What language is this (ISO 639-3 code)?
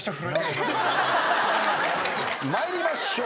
jpn